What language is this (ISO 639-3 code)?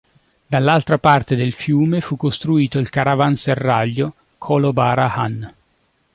ita